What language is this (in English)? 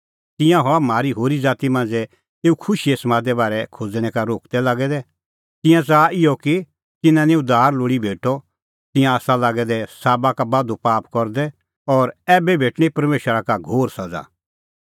Kullu Pahari